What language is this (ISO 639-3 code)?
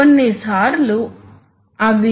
tel